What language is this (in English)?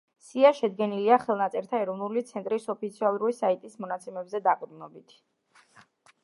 Georgian